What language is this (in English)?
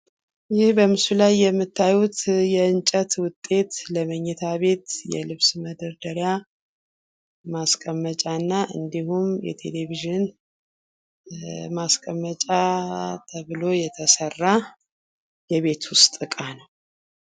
Amharic